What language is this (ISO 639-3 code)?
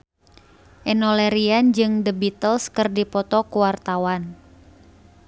sun